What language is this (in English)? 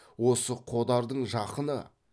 Kazakh